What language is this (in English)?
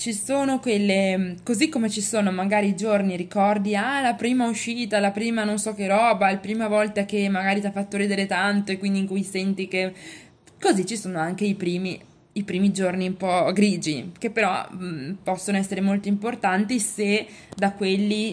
Italian